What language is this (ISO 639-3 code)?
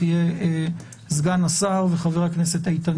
heb